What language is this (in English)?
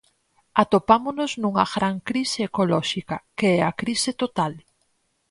Galician